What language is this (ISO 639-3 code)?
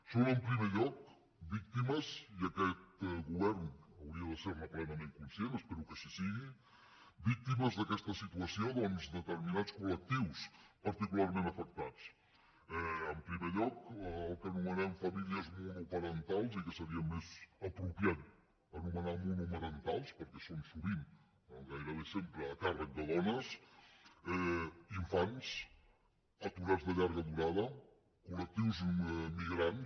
cat